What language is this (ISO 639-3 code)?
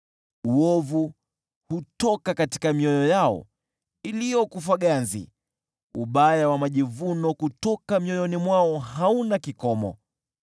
swa